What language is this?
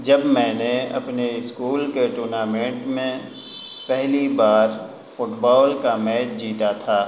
Urdu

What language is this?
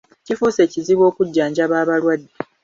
Ganda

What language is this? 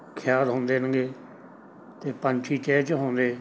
Punjabi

